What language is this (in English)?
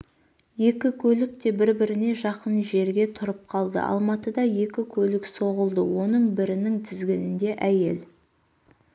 Kazakh